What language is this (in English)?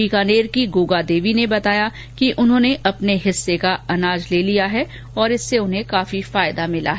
Hindi